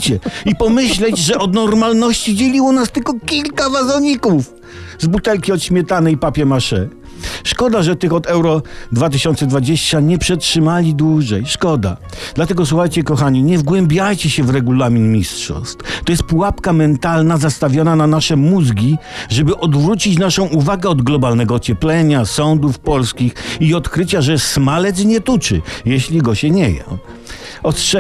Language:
Polish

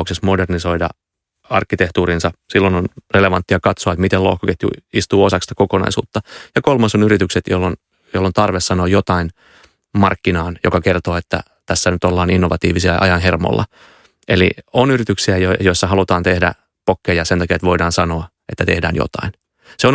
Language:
Finnish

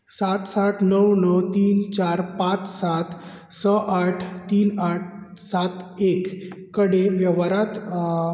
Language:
Konkani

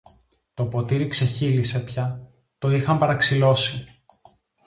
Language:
Greek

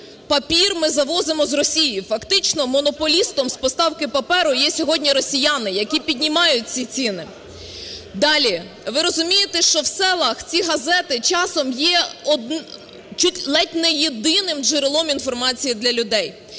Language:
Ukrainian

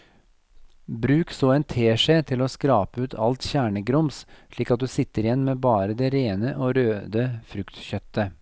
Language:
Norwegian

